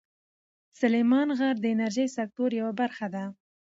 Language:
Pashto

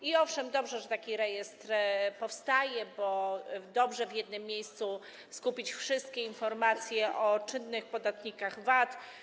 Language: Polish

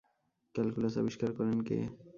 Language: Bangla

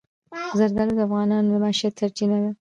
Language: Pashto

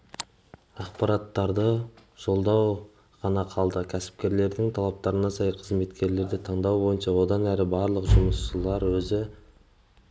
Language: Kazakh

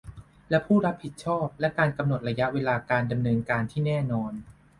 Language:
Thai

